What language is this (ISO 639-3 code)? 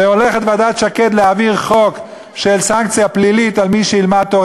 heb